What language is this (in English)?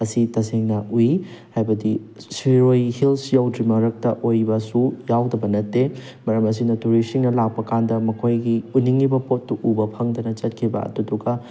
Manipuri